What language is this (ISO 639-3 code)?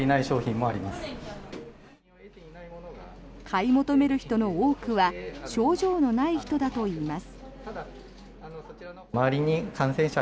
jpn